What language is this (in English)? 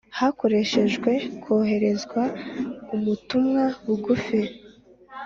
Kinyarwanda